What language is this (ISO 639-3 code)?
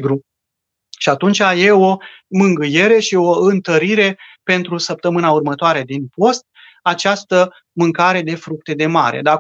ron